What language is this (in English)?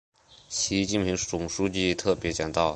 Chinese